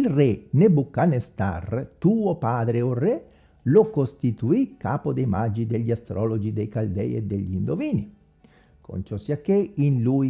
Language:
Italian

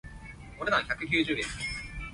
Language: Cantonese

